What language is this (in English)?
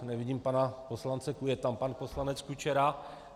Czech